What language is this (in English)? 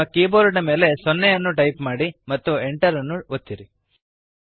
Kannada